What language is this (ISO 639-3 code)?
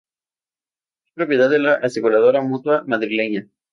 spa